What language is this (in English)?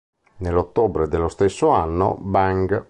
Italian